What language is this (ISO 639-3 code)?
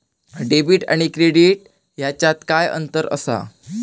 mar